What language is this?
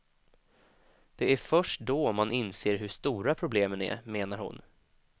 Swedish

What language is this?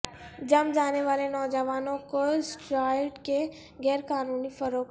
Urdu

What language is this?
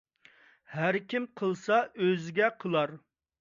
Uyghur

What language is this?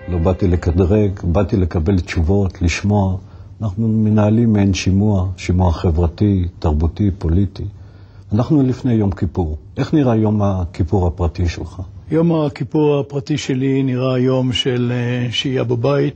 Hebrew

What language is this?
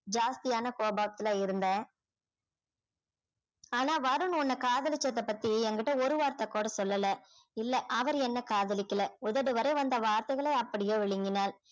Tamil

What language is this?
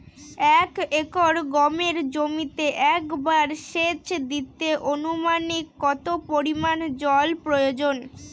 Bangla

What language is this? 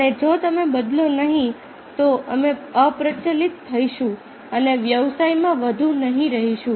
Gujarati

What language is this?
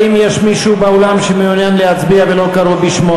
Hebrew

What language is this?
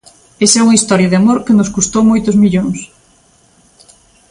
Galician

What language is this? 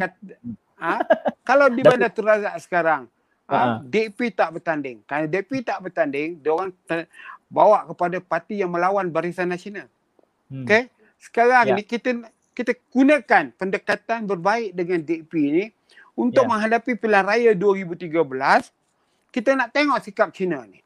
Malay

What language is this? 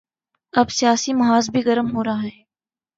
Urdu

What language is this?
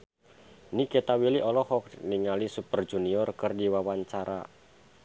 Sundanese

